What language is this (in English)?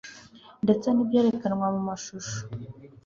Kinyarwanda